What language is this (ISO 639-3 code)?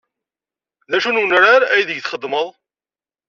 kab